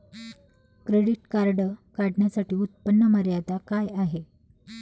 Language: Marathi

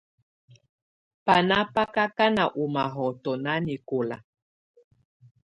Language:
Tunen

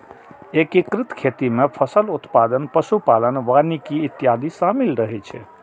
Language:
Maithili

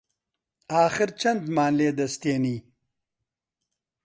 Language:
Central Kurdish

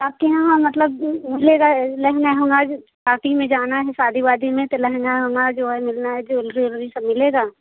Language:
Hindi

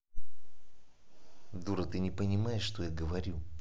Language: Russian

